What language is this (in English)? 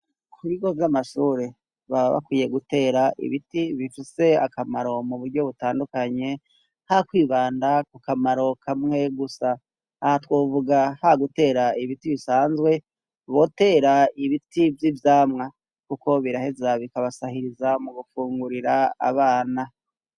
Rundi